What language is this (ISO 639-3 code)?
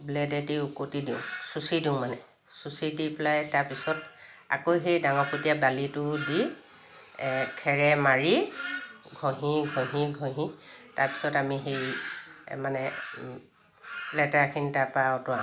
asm